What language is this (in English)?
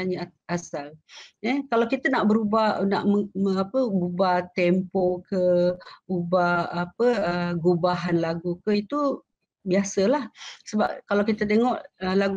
Malay